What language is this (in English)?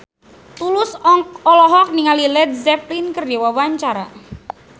Sundanese